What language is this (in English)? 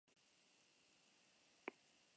Basque